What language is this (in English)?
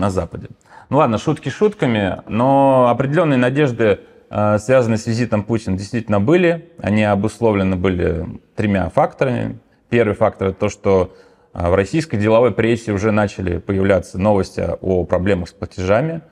Russian